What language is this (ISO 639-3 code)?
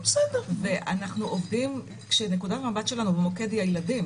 heb